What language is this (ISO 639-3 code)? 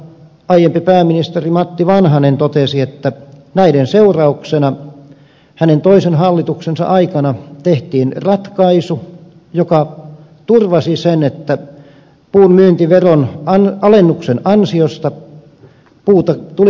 fin